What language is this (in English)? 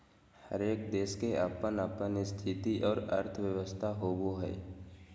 Magahi